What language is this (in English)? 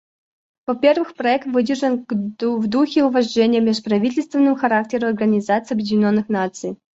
Russian